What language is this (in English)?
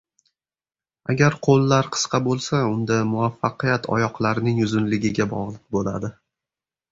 Uzbek